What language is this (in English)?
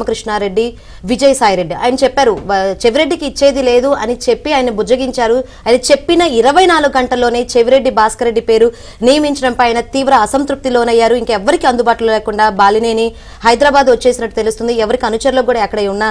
Telugu